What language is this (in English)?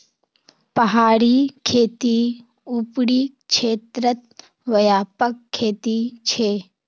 Magahi